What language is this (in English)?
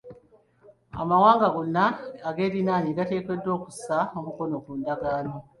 Ganda